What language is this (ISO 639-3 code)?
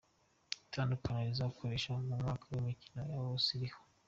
kin